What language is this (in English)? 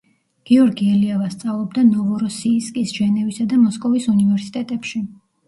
Georgian